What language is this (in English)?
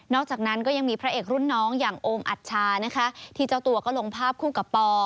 Thai